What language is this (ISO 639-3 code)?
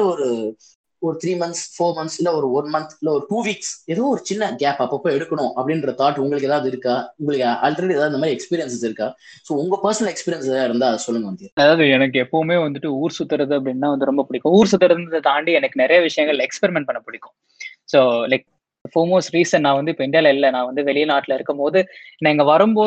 tam